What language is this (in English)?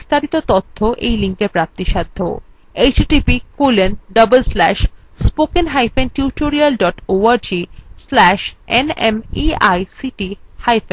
Bangla